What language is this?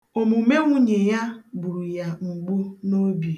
Igbo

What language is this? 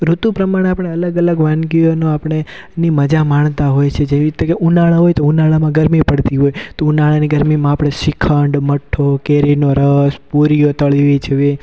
Gujarati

